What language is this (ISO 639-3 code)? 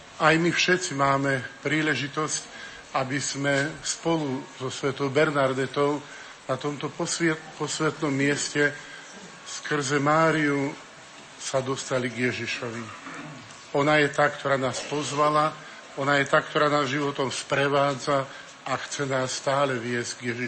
slk